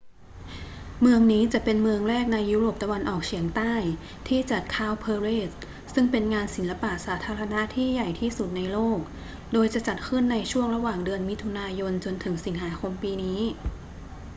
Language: Thai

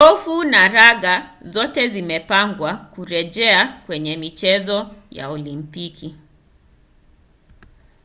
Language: Swahili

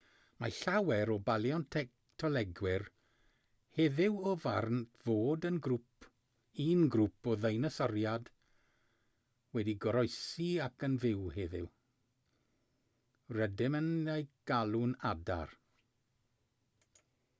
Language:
Welsh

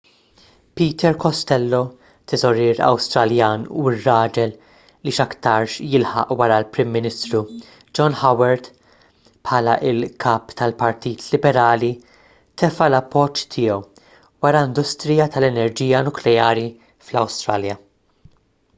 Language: Maltese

